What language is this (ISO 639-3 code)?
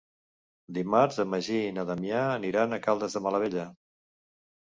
cat